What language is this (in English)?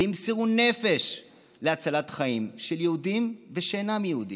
Hebrew